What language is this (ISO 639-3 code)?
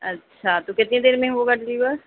urd